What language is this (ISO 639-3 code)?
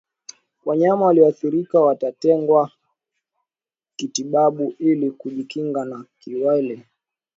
swa